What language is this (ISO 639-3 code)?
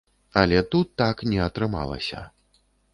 bel